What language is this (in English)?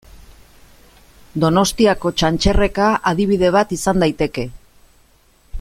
Basque